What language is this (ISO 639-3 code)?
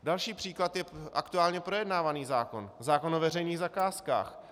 ces